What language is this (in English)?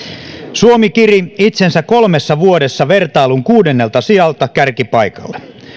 Finnish